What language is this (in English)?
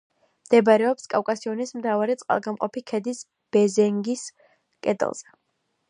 Georgian